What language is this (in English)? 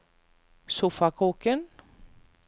Norwegian